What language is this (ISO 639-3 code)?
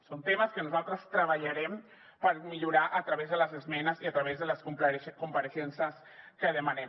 cat